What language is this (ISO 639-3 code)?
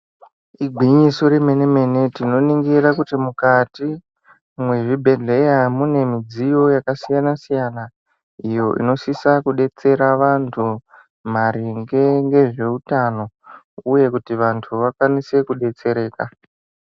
ndc